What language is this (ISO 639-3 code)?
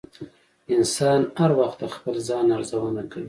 pus